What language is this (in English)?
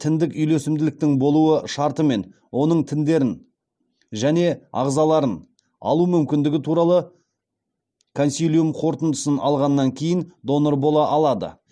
Kazakh